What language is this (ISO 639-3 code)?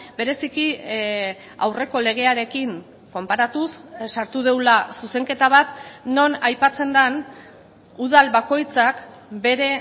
eus